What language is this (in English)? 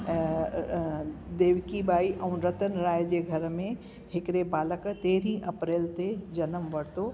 Sindhi